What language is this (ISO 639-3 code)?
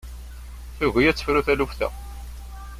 kab